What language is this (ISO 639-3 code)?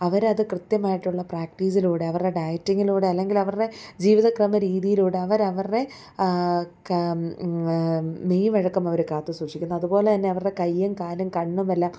mal